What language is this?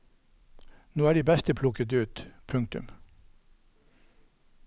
Norwegian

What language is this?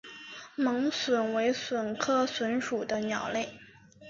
Chinese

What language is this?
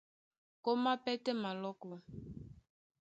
Duala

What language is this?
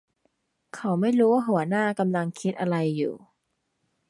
Thai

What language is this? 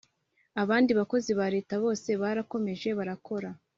Kinyarwanda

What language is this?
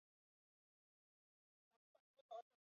Swahili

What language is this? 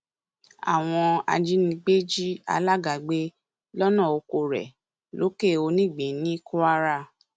Yoruba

